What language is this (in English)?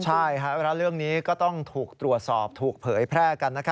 Thai